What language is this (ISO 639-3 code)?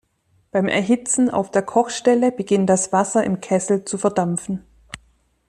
deu